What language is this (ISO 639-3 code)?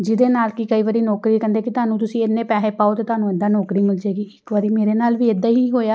pan